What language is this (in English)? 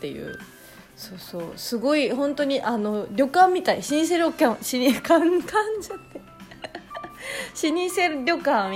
Japanese